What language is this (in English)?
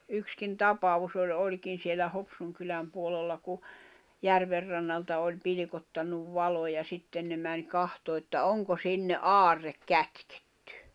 Finnish